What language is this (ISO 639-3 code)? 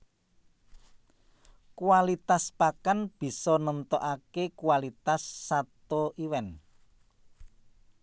jav